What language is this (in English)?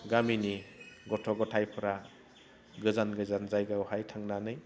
Bodo